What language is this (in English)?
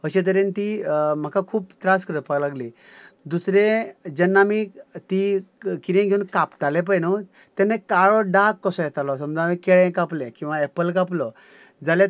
Konkani